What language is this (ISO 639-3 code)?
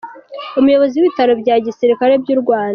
kin